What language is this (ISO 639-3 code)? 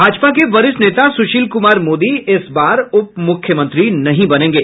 hin